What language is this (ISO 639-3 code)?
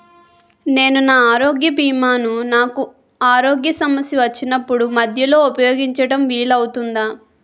tel